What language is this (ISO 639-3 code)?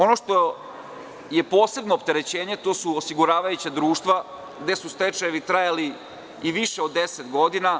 srp